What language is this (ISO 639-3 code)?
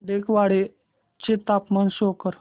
mar